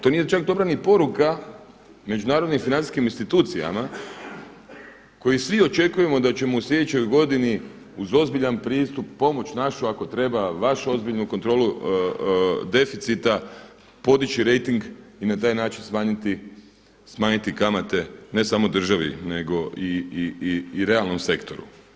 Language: Croatian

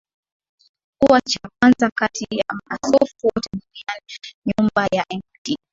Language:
Swahili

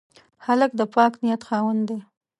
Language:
Pashto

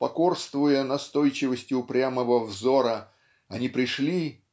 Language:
Russian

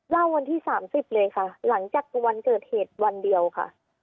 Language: Thai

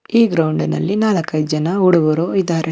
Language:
Kannada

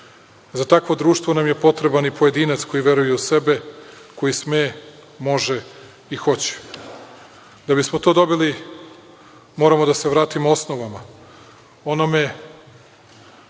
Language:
Serbian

